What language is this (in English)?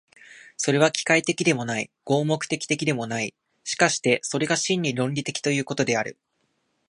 Japanese